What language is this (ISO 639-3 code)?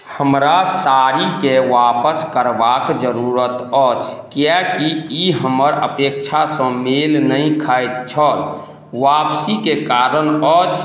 mai